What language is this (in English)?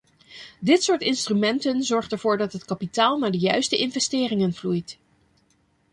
Dutch